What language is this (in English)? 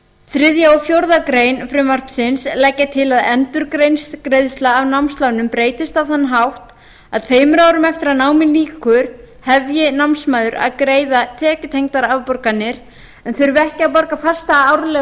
Icelandic